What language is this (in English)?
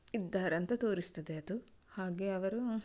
Kannada